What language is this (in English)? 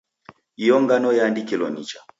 Taita